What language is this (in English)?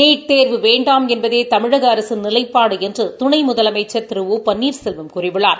Tamil